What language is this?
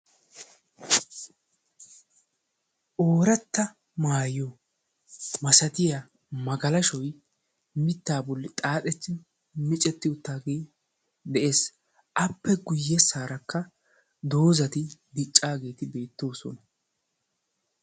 Wolaytta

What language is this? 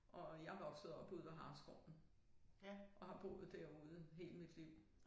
Danish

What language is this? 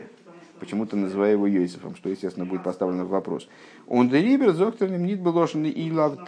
Russian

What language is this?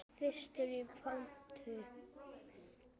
Icelandic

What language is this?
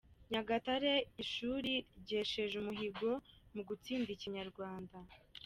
Kinyarwanda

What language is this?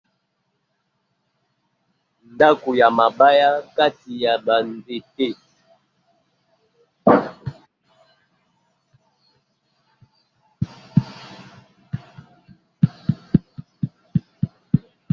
Lingala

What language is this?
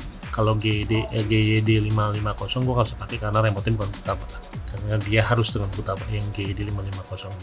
Indonesian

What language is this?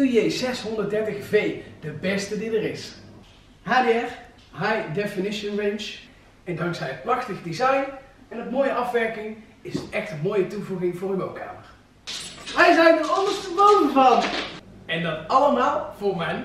Dutch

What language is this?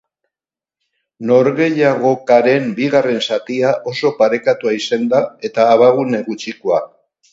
Basque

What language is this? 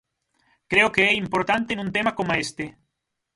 Galician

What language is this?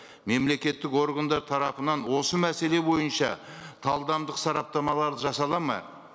Kazakh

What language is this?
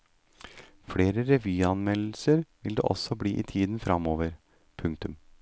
Norwegian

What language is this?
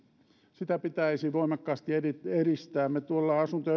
Finnish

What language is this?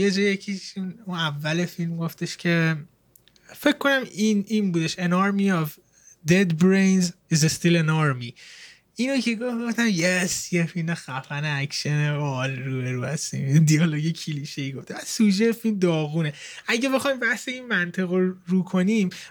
Persian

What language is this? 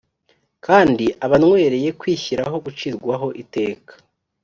Kinyarwanda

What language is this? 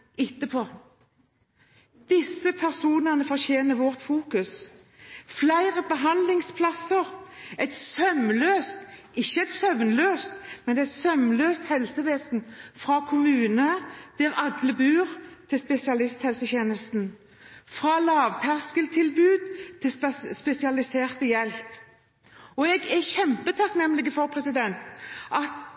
Norwegian Bokmål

